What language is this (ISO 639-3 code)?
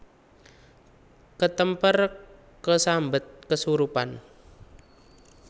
jav